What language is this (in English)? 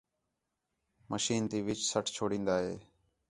Khetrani